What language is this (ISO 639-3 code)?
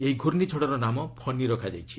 ori